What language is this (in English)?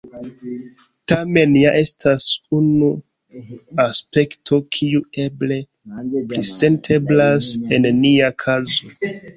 Esperanto